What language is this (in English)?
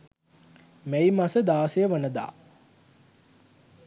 Sinhala